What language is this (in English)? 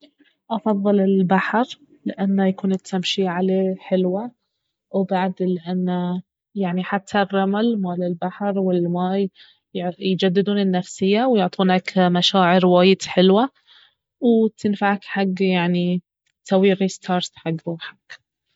Baharna Arabic